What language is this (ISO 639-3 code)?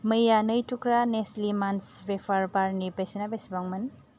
brx